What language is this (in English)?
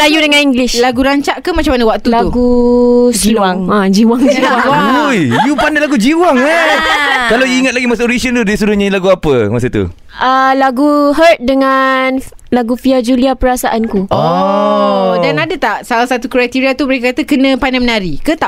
Malay